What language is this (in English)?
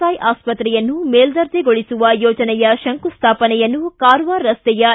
Kannada